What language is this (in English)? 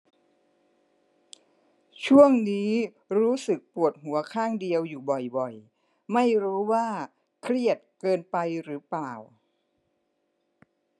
Thai